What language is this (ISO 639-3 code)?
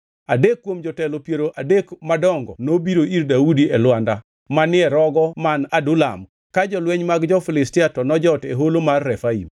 luo